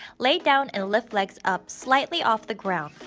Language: English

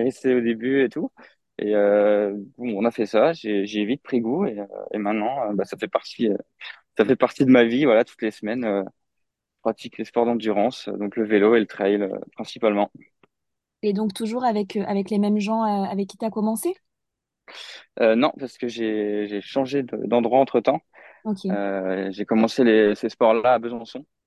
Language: French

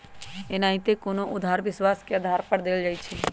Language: Magahi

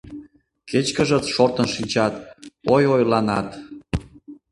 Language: Mari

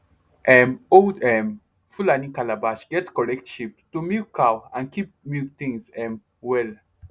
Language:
Nigerian Pidgin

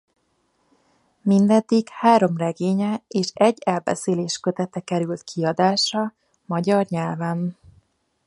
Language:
Hungarian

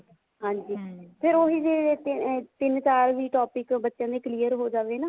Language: Punjabi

